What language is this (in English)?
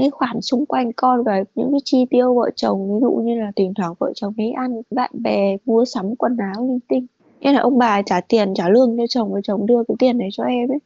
Vietnamese